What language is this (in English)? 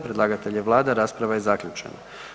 Croatian